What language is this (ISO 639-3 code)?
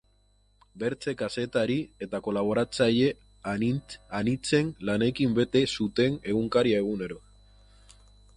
eus